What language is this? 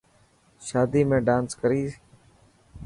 Dhatki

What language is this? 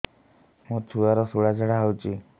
Odia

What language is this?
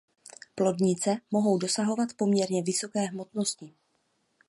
Czech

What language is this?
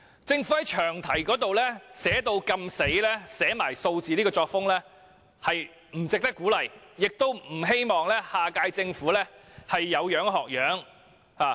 Cantonese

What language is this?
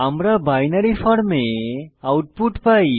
Bangla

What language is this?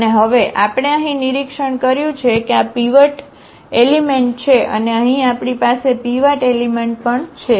Gujarati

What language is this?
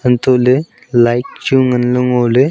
Wancho Naga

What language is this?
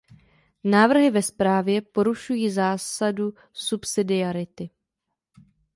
Czech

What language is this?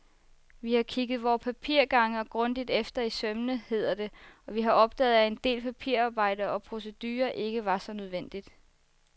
Danish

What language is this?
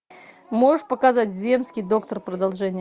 Russian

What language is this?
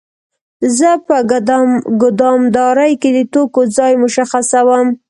Pashto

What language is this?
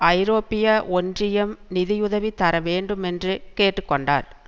Tamil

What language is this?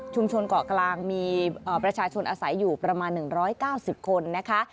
Thai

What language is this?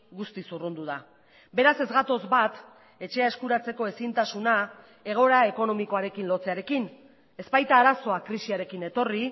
Basque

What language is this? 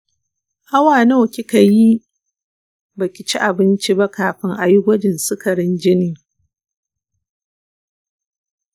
Hausa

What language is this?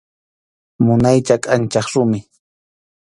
Arequipa-La Unión Quechua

